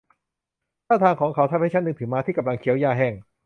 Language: Thai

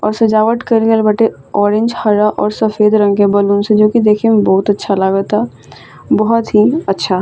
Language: Bhojpuri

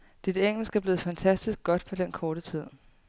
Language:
Danish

